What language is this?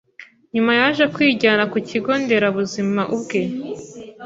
Kinyarwanda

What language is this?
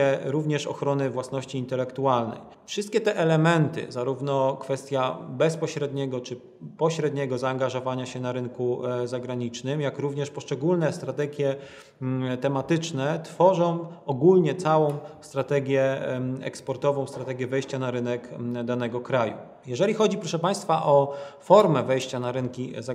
Polish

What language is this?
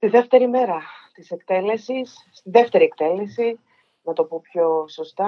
Greek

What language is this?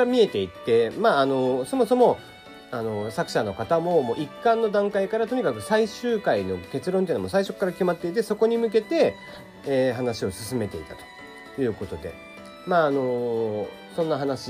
Japanese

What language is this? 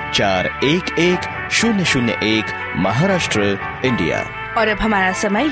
Hindi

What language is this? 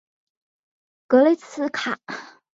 Chinese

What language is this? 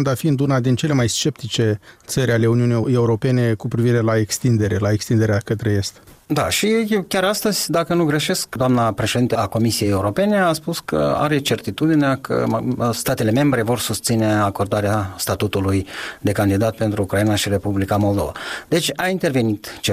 Romanian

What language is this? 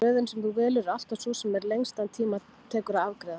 Icelandic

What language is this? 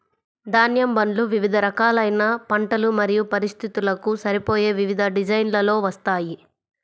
Telugu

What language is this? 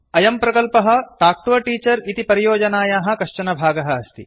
Sanskrit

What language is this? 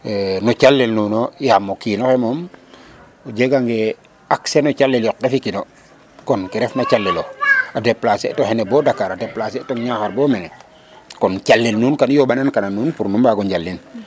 Serer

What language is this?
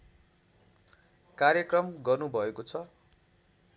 Nepali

